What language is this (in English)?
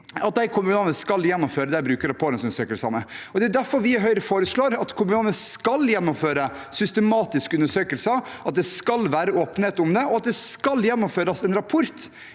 Norwegian